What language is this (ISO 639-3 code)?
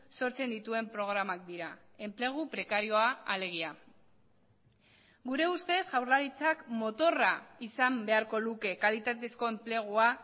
eus